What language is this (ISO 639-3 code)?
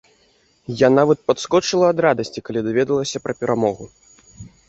bel